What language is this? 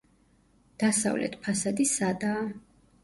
Georgian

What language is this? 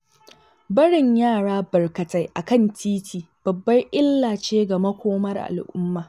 Hausa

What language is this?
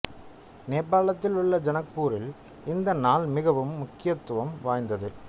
Tamil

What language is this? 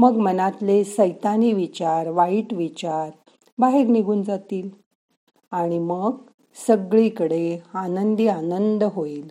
Marathi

